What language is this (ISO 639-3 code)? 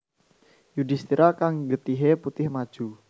jav